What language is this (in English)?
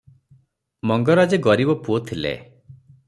Odia